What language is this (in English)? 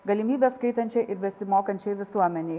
Lithuanian